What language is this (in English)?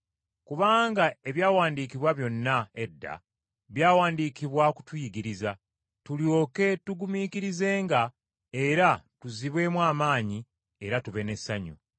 Ganda